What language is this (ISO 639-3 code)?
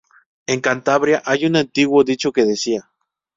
spa